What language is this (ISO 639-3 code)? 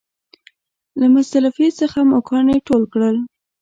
pus